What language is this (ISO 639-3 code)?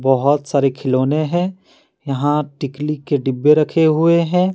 hin